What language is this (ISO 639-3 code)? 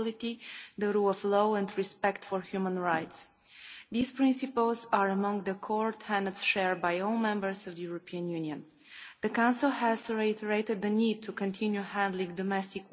eng